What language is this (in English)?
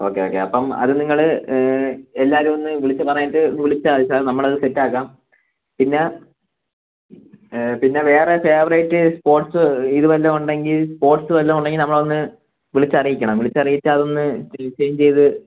Malayalam